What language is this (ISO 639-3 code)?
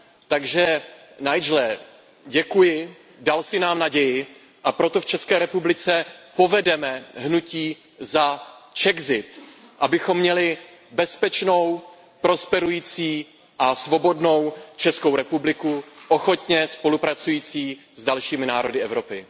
ces